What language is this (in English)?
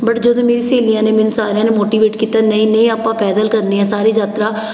Punjabi